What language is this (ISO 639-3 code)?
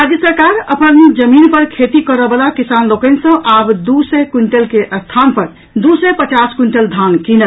mai